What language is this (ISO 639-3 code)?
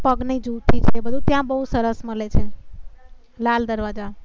guj